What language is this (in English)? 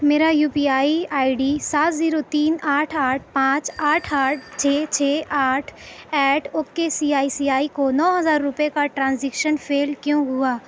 Urdu